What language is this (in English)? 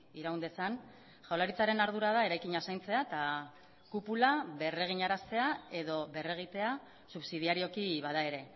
Basque